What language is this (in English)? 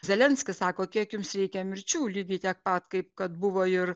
Lithuanian